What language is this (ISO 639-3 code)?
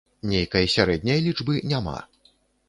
bel